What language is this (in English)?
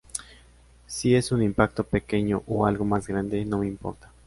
Spanish